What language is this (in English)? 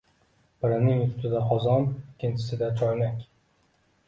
Uzbek